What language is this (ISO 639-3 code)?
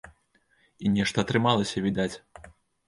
bel